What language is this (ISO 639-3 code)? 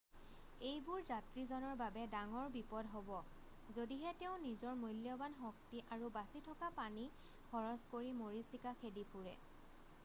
asm